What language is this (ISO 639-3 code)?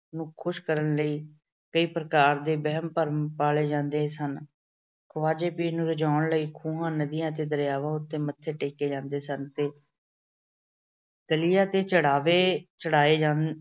pan